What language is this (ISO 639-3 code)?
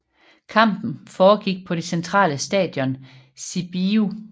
dan